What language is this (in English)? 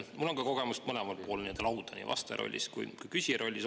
Estonian